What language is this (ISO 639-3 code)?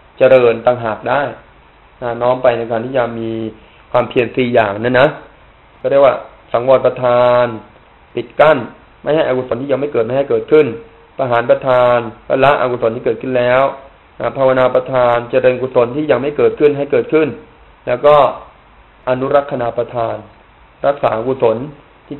tha